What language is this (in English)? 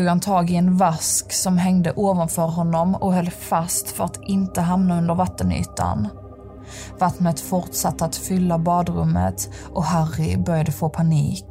Swedish